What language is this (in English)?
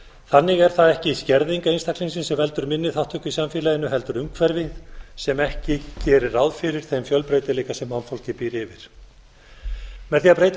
Icelandic